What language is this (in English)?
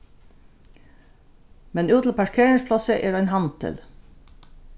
Faroese